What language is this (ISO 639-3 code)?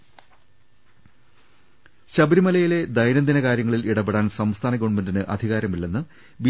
mal